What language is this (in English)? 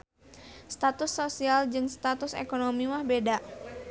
Sundanese